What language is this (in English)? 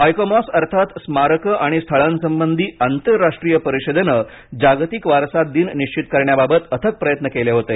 Marathi